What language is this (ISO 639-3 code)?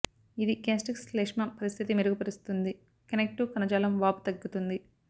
tel